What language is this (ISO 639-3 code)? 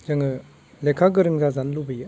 brx